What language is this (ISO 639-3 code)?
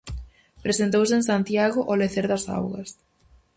glg